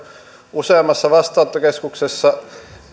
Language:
Finnish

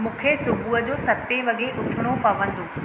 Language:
Sindhi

